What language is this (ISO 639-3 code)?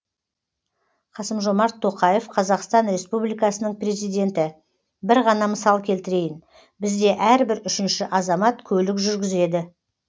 kaz